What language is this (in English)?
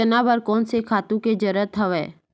Chhattisgarhi